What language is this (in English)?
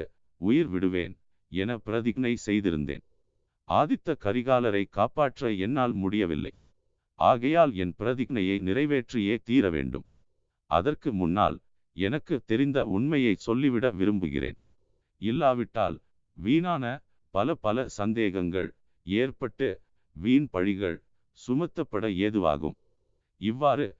Tamil